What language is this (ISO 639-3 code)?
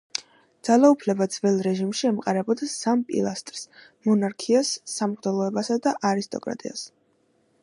kat